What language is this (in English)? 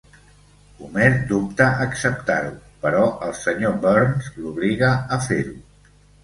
Catalan